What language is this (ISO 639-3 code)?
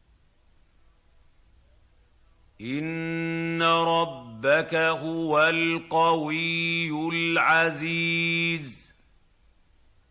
ara